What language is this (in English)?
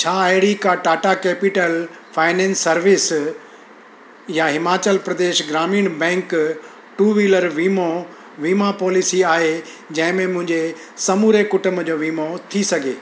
Sindhi